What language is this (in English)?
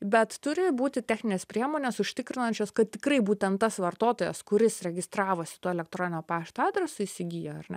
Lithuanian